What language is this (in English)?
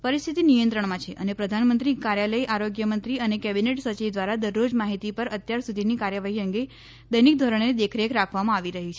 Gujarati